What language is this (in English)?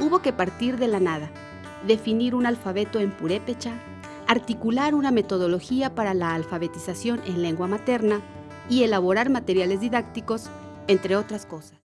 Spanish